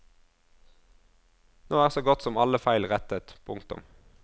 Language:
Norwegian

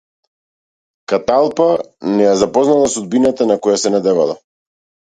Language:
Macedonian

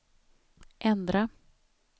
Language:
Swedish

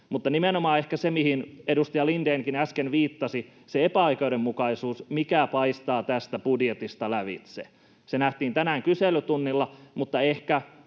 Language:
Finnish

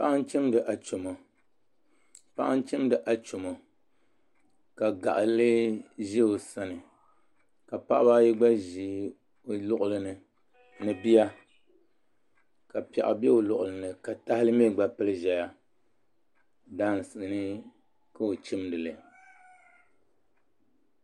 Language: Dagbani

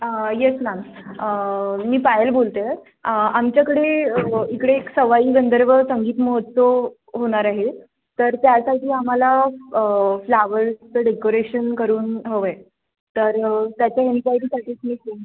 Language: Marathi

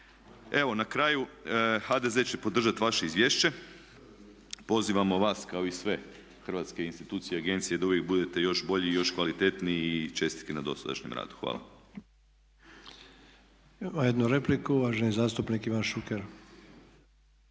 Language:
Croatian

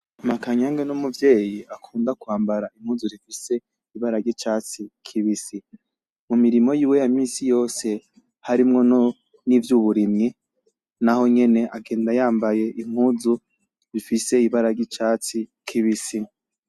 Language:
Rundi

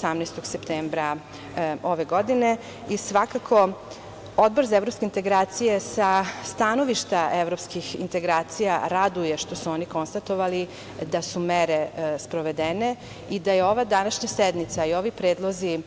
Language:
Serbian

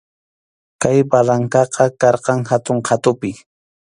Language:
Arequipa-La Unión Quechua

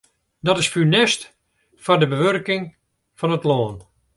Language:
Western Frisian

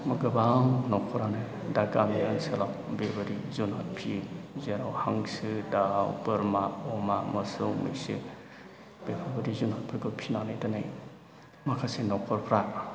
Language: Bodo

